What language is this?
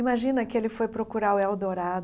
Portuguese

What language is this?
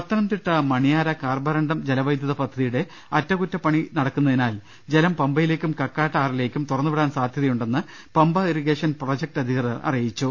Malayalam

